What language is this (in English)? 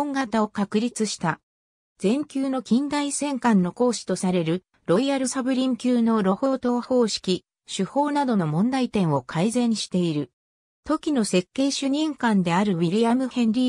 Japanese